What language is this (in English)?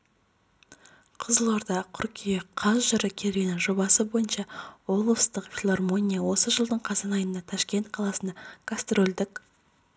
Kazakh